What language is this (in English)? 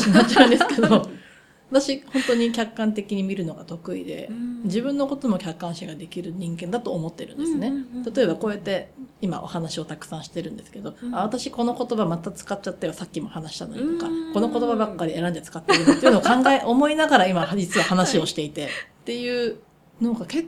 Japanese